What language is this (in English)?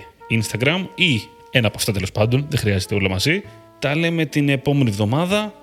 Greek